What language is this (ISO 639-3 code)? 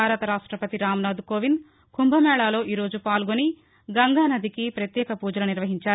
tel